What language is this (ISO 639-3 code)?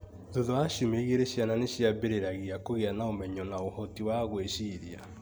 kik